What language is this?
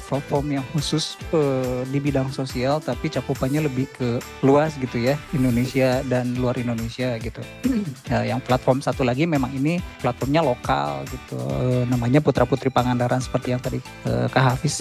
Indonesian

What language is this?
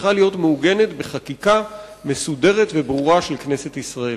Hebrew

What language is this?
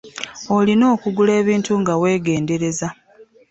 Ganda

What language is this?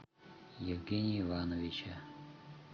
Russian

